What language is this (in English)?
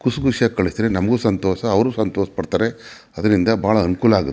Kannada